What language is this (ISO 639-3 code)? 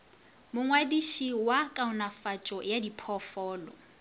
nso